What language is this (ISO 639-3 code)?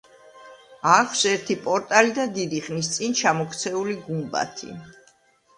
kat